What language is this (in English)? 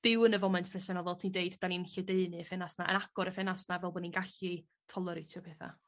Welsh